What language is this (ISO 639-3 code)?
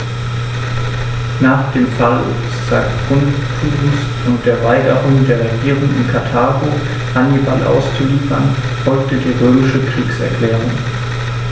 deu